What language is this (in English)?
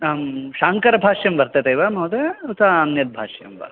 Sanskrit